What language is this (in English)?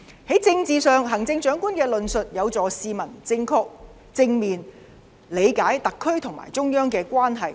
Cantonese